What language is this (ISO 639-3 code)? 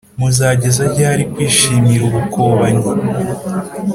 kin